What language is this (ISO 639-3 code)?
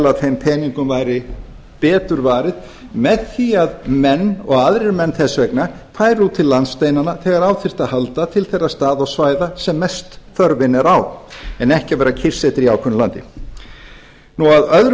isl